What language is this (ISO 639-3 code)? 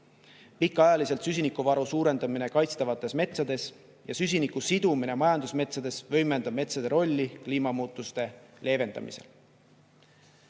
est